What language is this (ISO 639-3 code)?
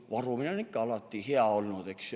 est